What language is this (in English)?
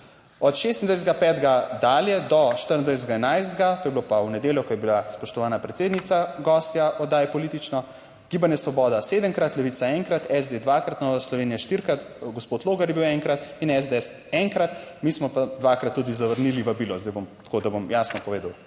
Slovenian